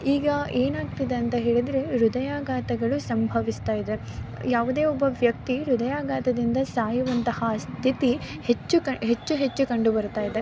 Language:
Kannada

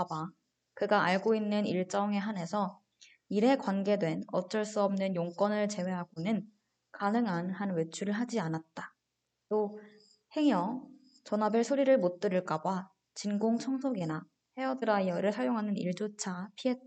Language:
Korean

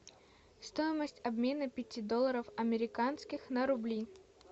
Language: Russian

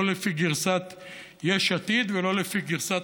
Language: Hebrew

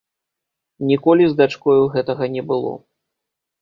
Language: Belarusian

